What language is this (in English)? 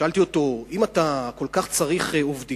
Hebrew